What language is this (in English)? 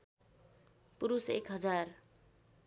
Nepali